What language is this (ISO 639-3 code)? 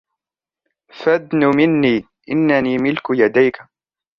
ara